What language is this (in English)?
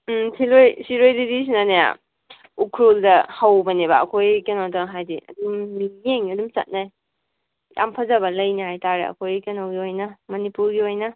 Manipuri